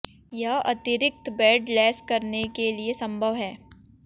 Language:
Hindi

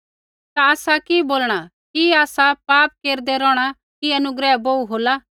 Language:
Kullu Pahari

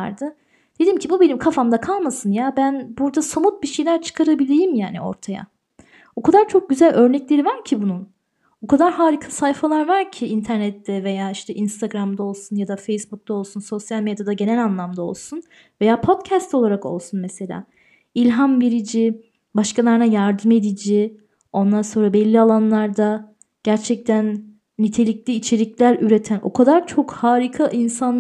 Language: Turkish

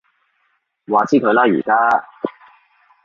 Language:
Cantonese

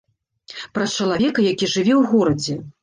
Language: Belarusian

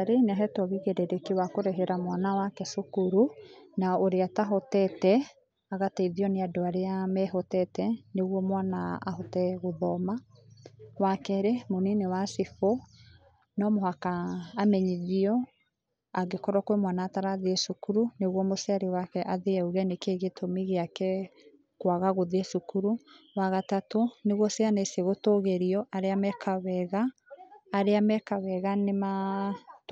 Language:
Kikuyu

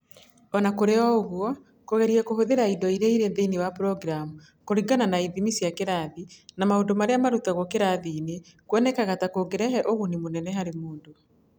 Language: Kikuyu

